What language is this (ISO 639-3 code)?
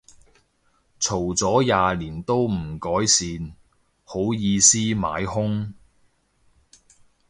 yue